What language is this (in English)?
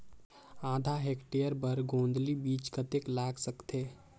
Chhattisgarhi